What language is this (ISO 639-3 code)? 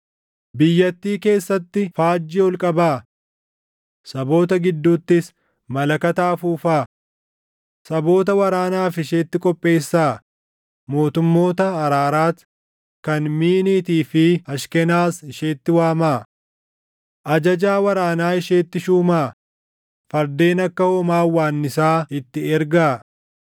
orm